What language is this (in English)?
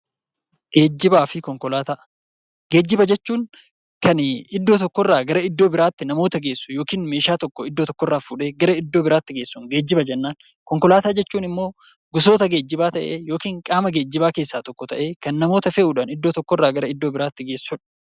Oromo